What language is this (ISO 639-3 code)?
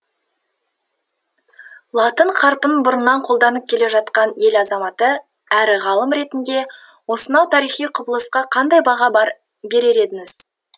kaz